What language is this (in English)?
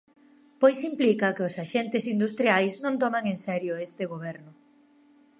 Galician